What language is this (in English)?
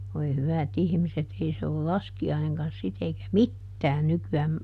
Finnish